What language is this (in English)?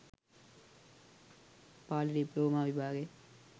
Sinhala